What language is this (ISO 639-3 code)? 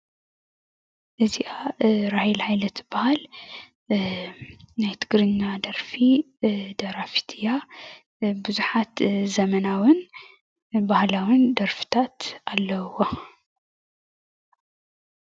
tir